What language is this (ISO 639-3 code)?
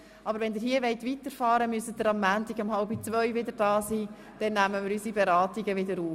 gsw